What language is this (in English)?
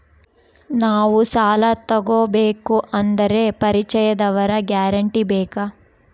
Kannada